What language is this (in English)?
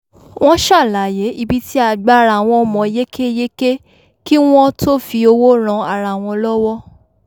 Yoruba